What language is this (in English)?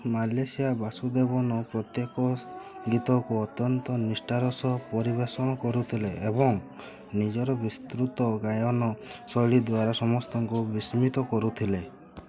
Odia